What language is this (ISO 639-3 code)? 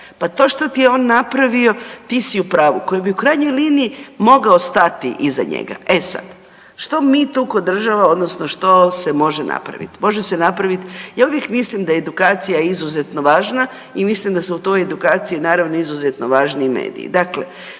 hrv